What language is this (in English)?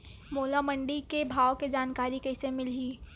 Chhattisgarhi